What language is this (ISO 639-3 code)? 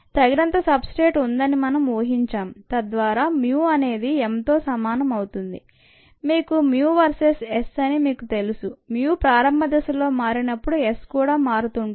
tel